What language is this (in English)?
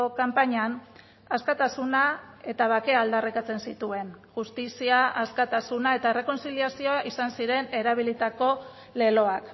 Basque